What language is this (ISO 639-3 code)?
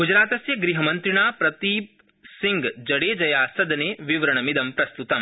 san